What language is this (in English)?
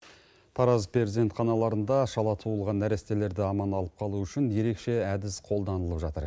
Kazakh